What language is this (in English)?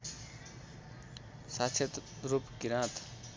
Nepali